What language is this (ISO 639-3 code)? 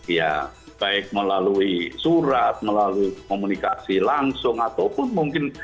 ind